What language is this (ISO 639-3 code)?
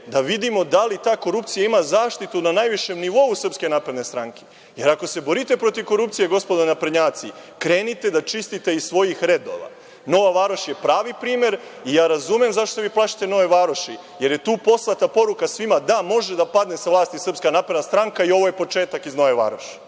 srp